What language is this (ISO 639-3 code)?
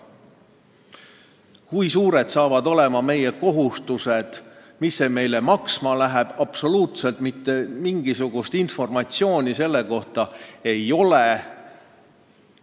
est